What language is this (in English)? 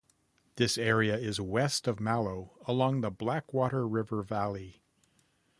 English